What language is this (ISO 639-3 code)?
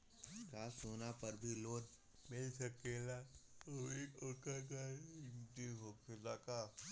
bho